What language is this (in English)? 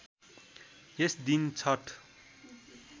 Nepali